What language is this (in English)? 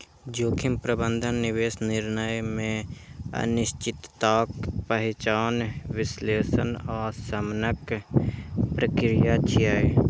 Maithili